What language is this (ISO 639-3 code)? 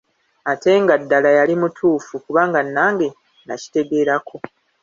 lug